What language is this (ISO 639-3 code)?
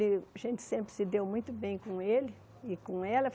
por